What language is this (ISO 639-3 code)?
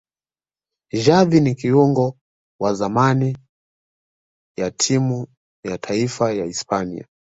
swa